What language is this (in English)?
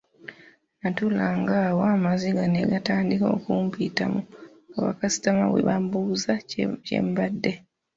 Ganda